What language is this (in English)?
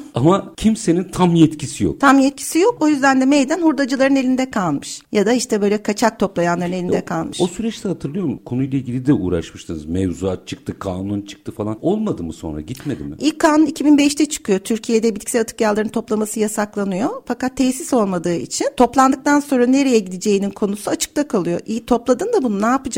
Turkish